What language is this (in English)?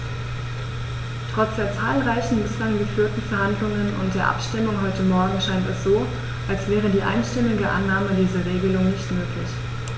German